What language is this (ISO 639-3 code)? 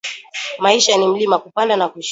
swa